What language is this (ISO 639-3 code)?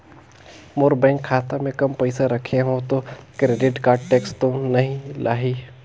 hne